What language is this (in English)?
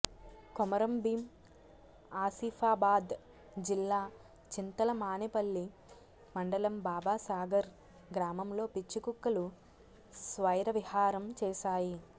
Telugu